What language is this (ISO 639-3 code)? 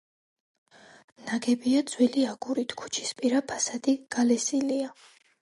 kat